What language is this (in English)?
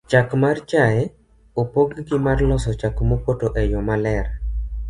Luo (Kenya and Tanzania)